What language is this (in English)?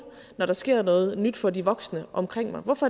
Danish